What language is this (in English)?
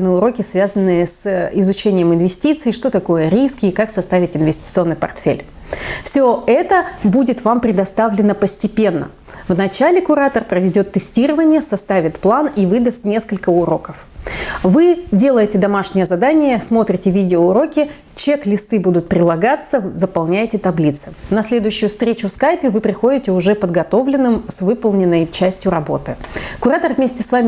Russian